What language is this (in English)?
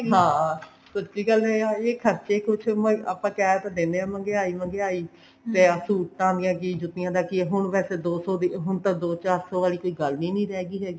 Punjabi